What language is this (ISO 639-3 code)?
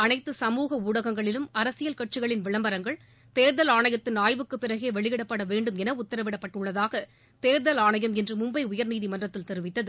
tam